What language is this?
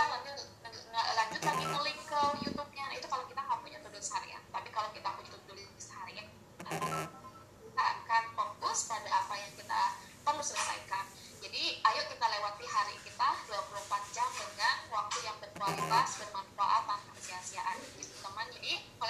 Indonesian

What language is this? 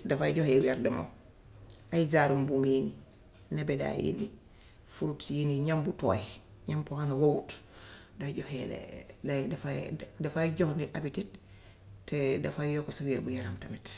Gambian Wolof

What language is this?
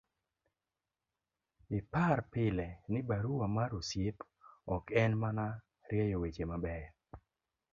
Luo (Kenya and Tanzania)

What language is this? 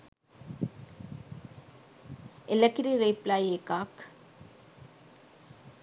Sinhala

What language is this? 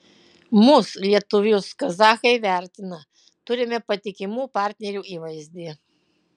Lithuanian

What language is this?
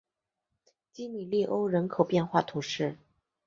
Chinese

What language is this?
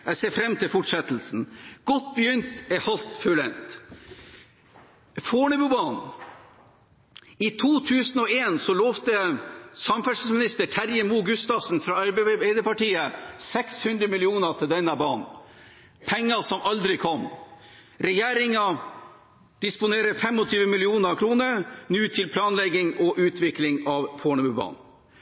Norwegian Bokmål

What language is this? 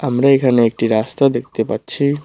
Bangla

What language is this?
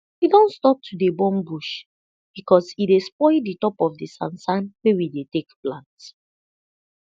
Nigerian Pidgin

